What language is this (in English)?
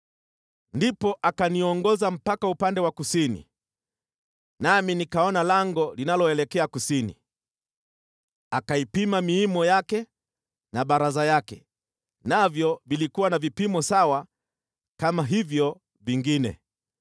Swahili